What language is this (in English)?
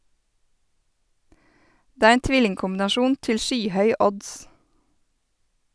Norwegian